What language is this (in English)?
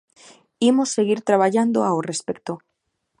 Galician